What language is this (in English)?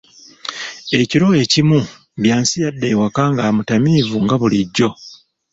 Ganda